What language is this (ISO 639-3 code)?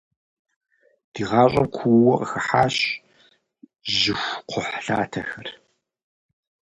kbd